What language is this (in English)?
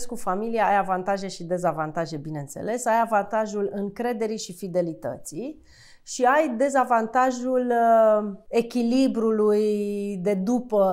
Romanian